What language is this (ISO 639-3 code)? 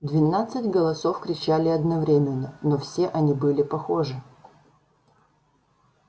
rus